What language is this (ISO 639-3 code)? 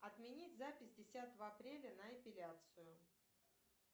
rus